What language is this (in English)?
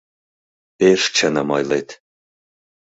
Mari